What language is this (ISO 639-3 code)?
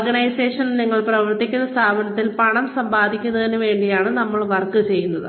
mal